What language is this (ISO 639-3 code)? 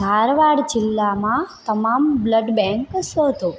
guj